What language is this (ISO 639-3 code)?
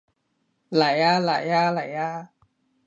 yue